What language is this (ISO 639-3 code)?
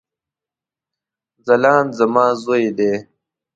pus